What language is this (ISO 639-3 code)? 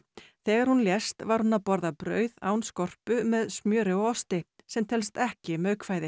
isl